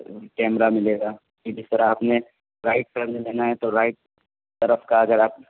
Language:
Urdu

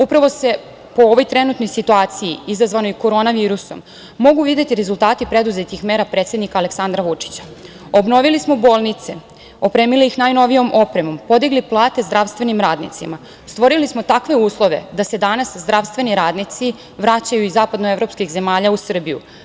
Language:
Serbian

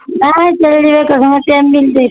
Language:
Maithili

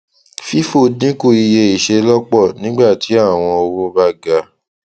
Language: Yoruba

